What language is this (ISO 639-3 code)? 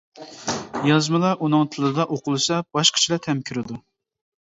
uig